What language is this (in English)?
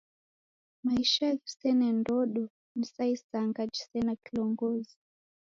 Taita